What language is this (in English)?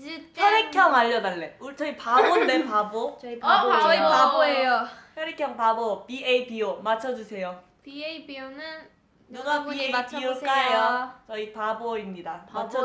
Korean